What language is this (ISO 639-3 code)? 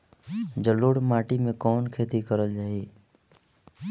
bho